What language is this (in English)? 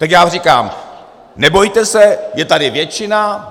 Czech